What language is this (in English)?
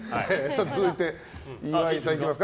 Japanese